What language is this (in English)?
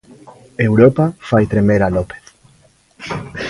Galician